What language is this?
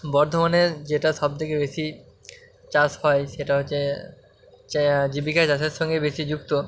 Bangla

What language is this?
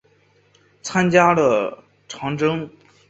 Chinese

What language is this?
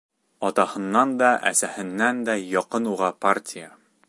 Bashkir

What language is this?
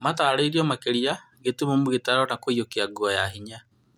Kikuyu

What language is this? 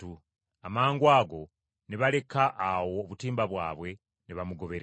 Ganda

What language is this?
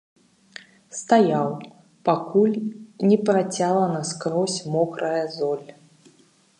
Belarusian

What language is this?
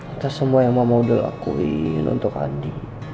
Indonesian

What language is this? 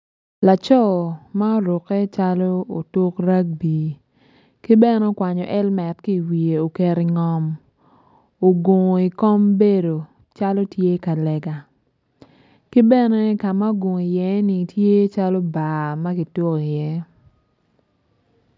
Acoli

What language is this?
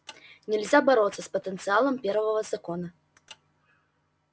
Russian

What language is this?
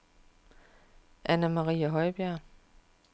Danish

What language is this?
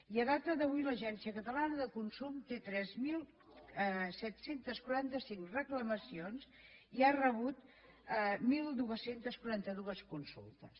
Catalan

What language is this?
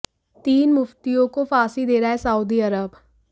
Hindi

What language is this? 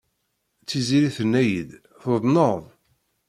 Kabyle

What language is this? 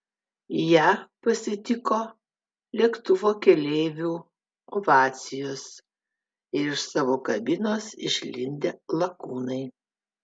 Lithuanian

